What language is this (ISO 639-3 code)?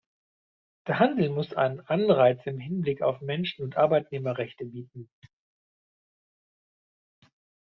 deu